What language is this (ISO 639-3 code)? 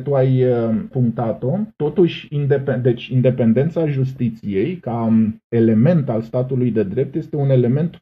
ron